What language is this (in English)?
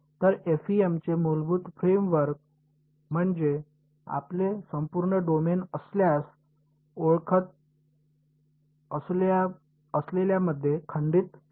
Marathi